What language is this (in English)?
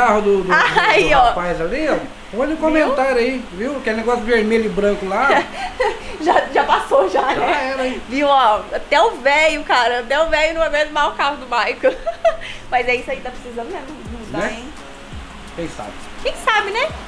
Portuguese